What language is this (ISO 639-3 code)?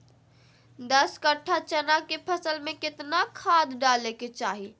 mag